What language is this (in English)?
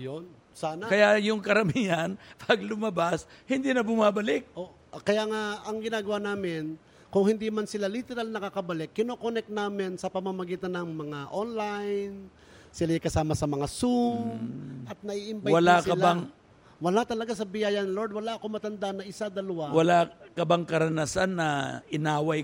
Filipino